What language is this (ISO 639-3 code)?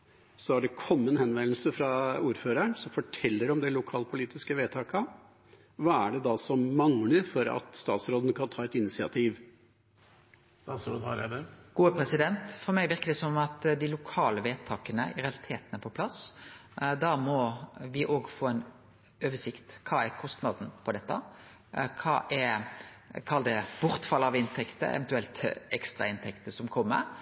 nor